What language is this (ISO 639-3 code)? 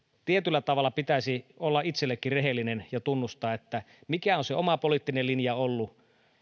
fin